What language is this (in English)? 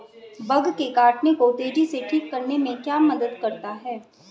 Hindi